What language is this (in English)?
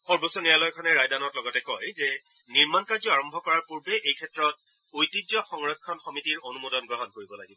Assamese